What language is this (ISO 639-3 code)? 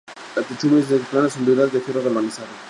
spa